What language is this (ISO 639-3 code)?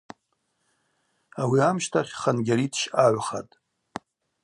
abq